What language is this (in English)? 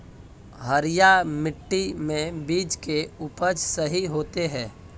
Magahi